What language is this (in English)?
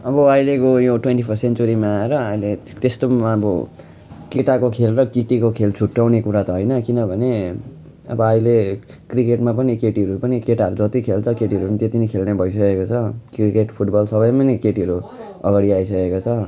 Nepali